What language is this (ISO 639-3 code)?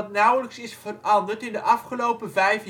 nld